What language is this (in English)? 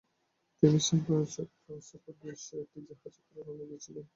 Bangla